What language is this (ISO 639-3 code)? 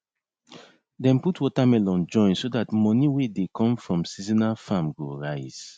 pcm